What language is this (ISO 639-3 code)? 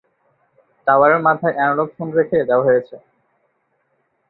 ben